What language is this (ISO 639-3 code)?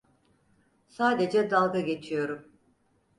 tur